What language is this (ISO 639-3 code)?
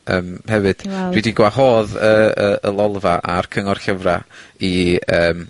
cym